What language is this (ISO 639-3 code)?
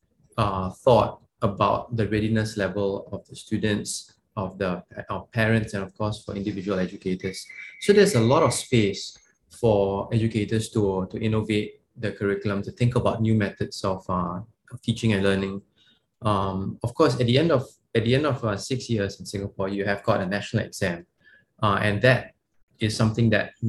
eng